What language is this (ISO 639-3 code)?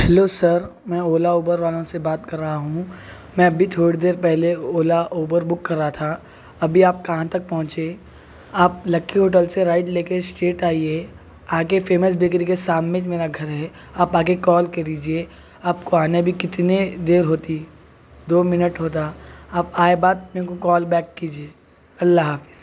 urd